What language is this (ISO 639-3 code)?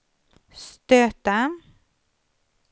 swe